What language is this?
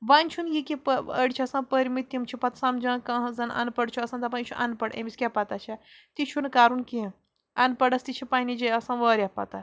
Kashmiri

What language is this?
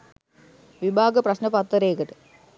Sinhala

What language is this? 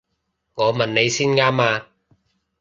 Cantonese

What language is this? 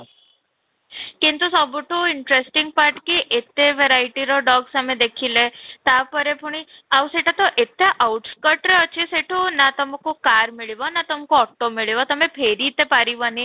Odia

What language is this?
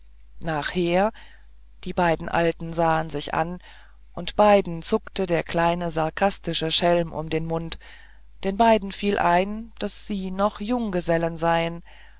German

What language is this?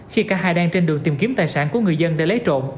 Vietnamese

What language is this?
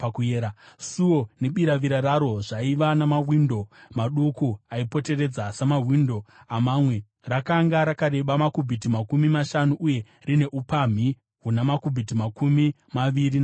Shona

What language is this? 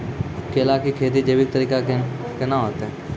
Maithili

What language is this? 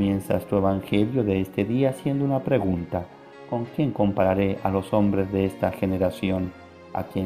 Spanish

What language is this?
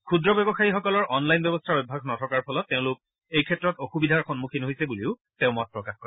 Assamese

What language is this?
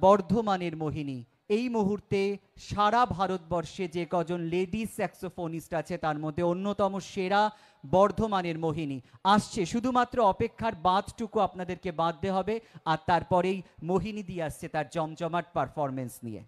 Hindi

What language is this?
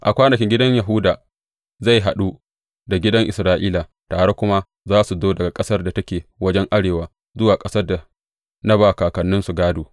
Hausa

